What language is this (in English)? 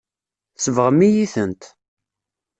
Kabyle